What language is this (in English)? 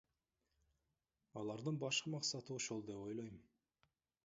Kyrgyz